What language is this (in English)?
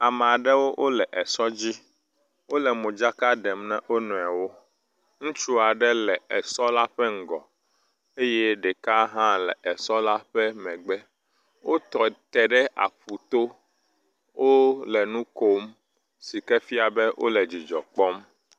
Ewe